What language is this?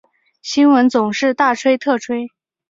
Chinese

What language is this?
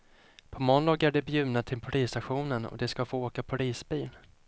Swedish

